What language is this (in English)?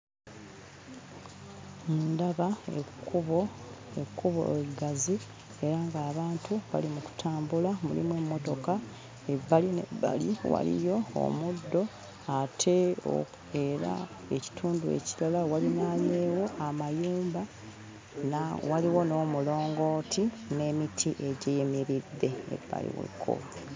Ganda